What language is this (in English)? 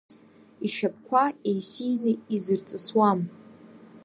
Abkhazian